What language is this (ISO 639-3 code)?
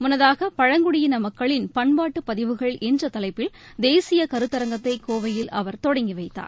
tam